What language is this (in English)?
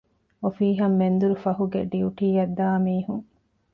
Divehi